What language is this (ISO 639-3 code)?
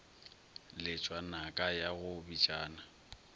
nso